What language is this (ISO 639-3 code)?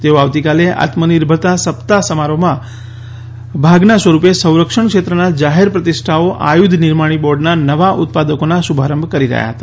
guj